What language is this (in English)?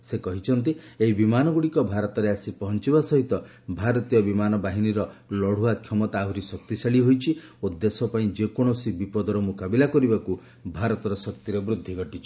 Odia